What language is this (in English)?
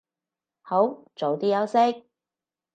Cantonese